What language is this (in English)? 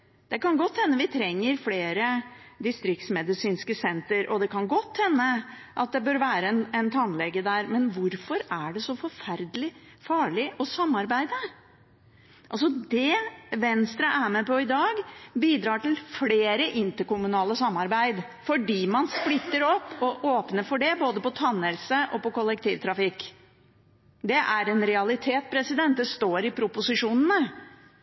Norwegian Bokmål